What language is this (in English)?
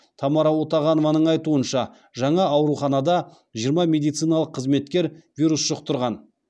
Kazakh